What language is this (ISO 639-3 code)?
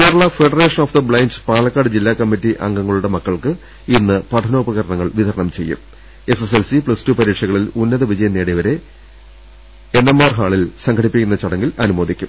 mal